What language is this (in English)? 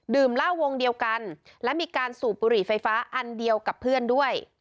Thai